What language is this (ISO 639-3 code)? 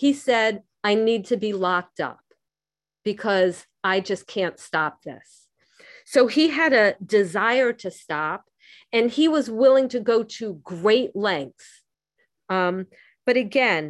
eng